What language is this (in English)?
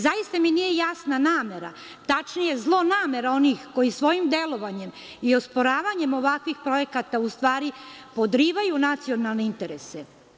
Serbian